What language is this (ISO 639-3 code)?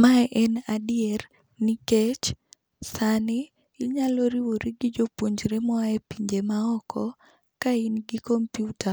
luo